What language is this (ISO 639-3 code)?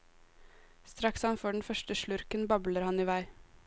nor